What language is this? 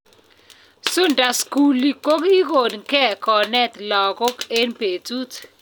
Kalenjin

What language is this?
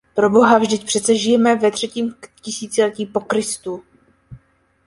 Czech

